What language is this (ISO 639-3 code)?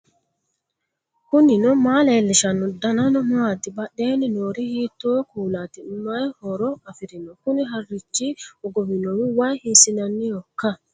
sid